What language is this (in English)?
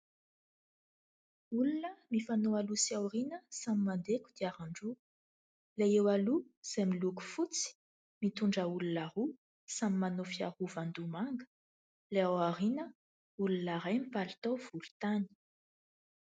Malagasy